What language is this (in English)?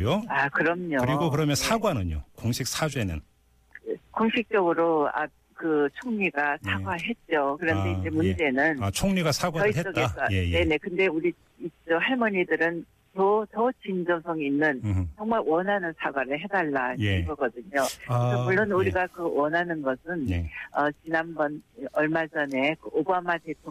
Korean